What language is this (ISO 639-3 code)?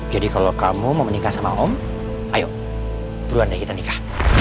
ind